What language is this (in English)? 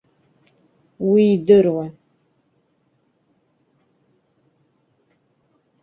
Abkhazian